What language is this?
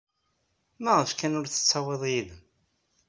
Kabyle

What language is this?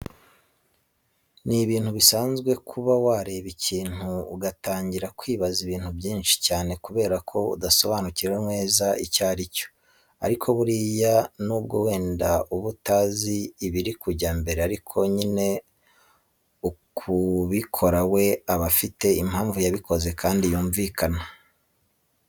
Kinyarwanda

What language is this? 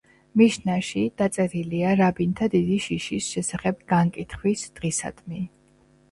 Georgian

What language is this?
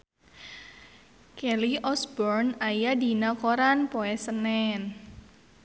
Sundanese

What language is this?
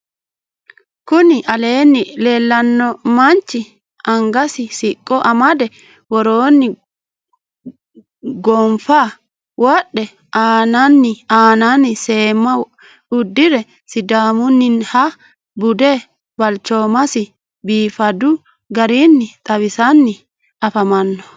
Sidamo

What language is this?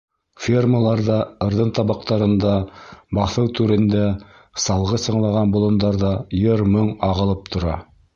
Bashkir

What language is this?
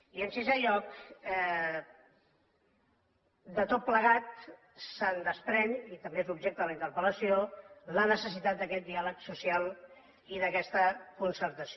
Catalan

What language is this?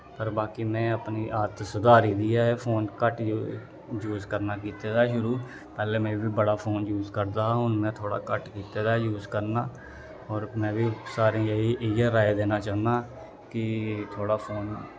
Dogri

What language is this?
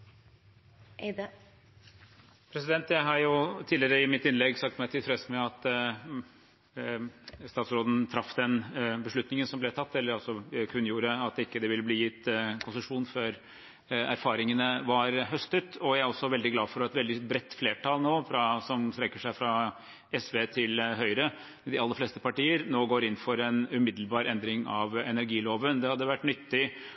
Norwegian Bokmål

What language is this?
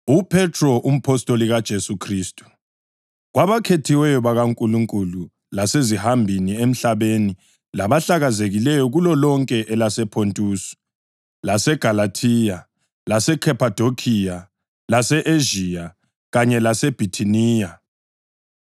North Ndebele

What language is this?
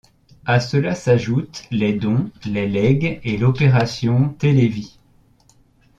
French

